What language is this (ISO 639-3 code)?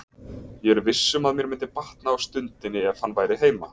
isl